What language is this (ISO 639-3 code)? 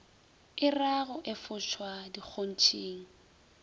nso